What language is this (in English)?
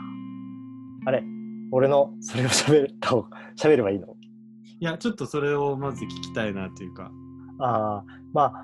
Japanese